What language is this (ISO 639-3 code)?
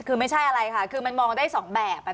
tha